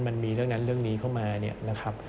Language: Thai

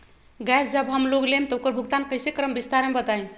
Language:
Magahi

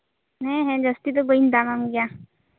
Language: Santali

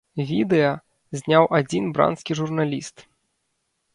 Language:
Belarusian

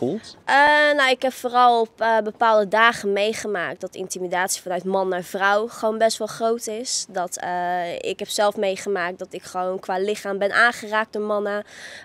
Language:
Dutch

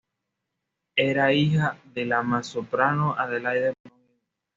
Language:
Spanish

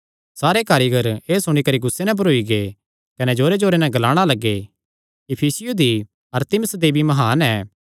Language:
Kangri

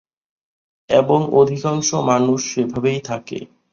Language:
Bangla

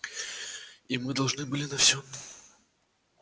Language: Russian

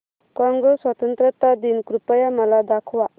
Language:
Marathi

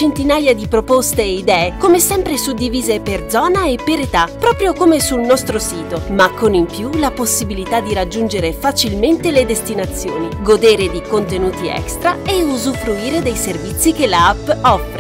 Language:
Italian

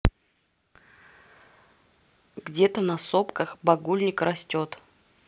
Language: Russian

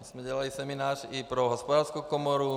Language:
Czech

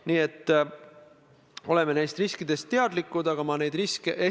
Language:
Estonian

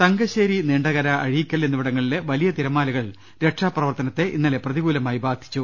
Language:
Malayalam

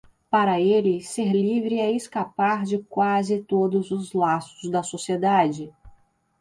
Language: Portuguese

